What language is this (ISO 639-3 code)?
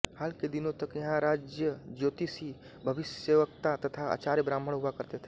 hin